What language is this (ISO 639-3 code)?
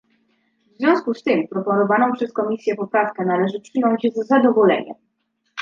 pol